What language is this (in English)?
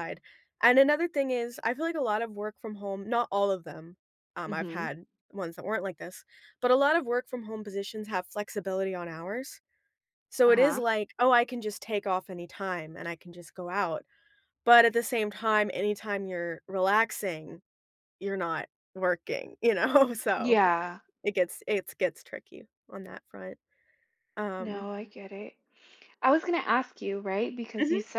English